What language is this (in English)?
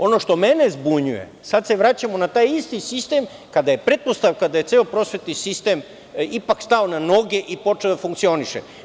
Serbian